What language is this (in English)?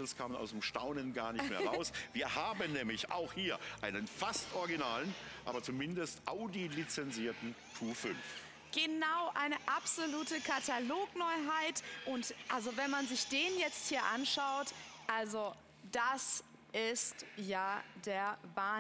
German